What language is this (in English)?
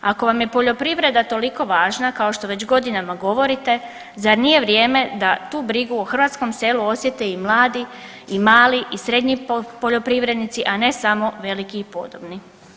Croatian